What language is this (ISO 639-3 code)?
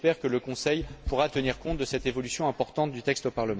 fra